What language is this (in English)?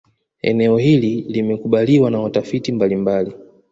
Swahili